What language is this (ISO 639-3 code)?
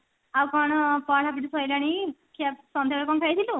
ori